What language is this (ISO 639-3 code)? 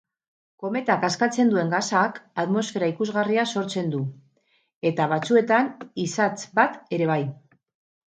eus